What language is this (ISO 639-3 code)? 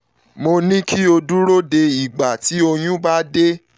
yor